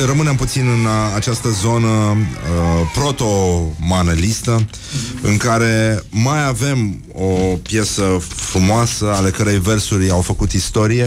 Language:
Romanian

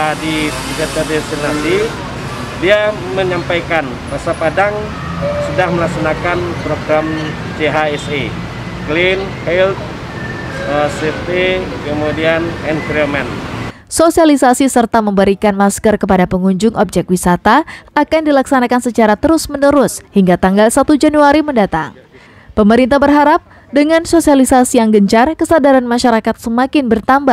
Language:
Indonesian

